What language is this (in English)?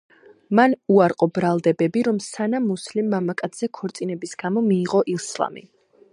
Georgian